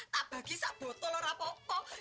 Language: Indonesian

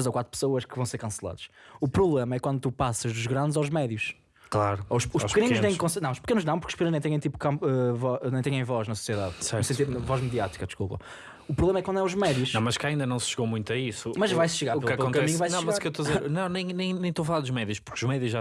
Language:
Portuguese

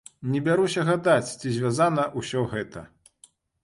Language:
Belarusian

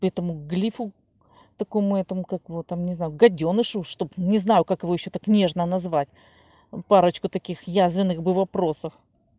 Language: Russian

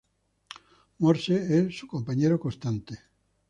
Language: Spanish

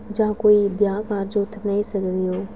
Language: Dogri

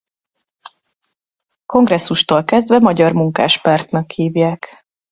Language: Hungarian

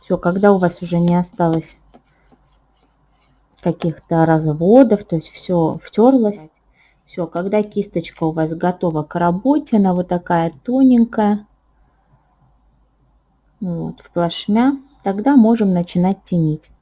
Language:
Russian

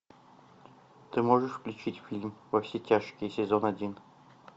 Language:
Russian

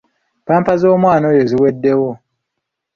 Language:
Ganda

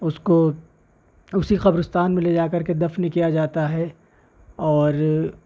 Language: Urdu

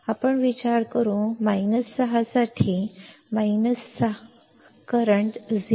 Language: Marathi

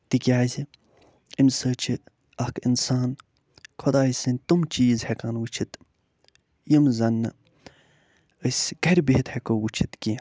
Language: Kashmiri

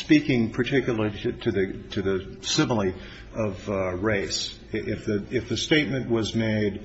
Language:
English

